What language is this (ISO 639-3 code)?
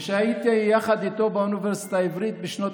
heb